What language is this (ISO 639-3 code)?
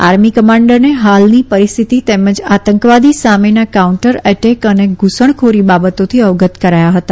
guj